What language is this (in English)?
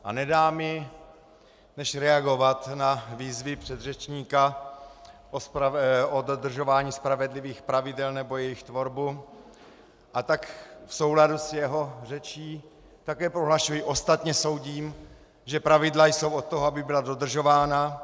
Czech